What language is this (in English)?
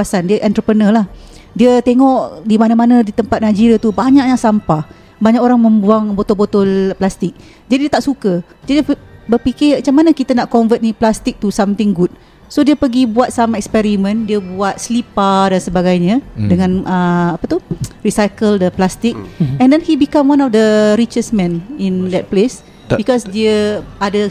Malay